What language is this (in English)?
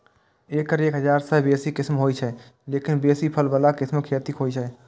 Maithili